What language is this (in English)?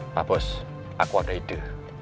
Indonesian